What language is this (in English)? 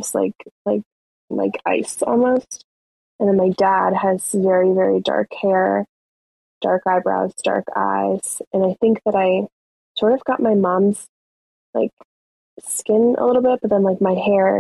English